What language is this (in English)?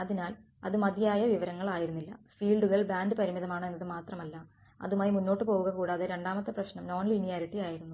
Malayalam